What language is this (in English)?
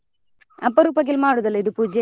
Kannada